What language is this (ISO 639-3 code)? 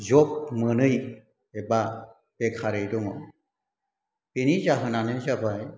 brx